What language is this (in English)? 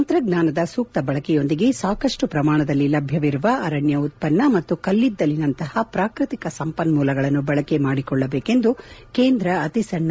Kannada